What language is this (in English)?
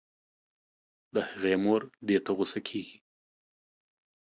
Pashto